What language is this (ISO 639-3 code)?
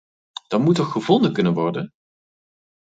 nld